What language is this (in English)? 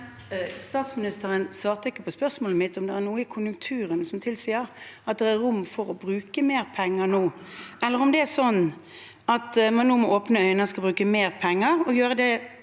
Norwegian